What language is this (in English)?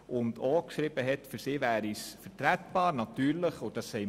Swiss German